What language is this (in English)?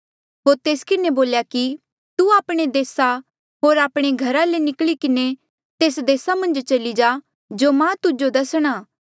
Mandeali